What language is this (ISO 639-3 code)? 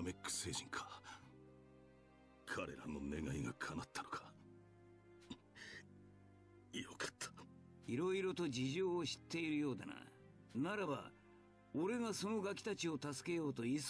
jpn